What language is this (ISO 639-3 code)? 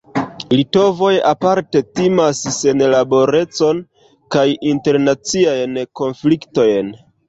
epo